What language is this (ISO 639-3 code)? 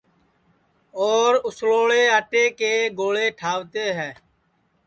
ssi